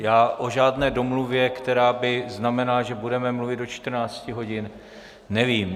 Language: Czech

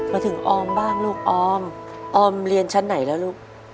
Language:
Thai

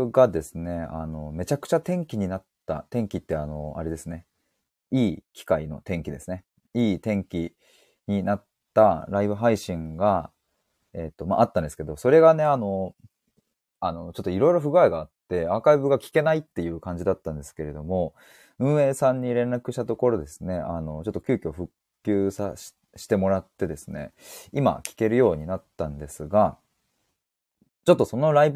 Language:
Japanese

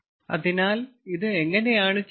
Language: Malayalam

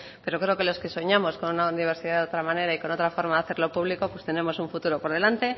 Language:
Spanish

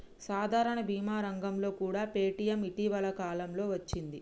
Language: Telugu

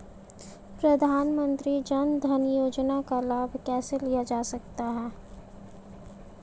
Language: Hindi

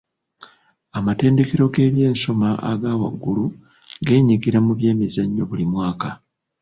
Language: Ganda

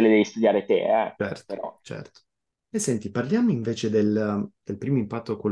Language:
Italian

